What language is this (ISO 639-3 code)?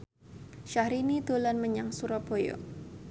jav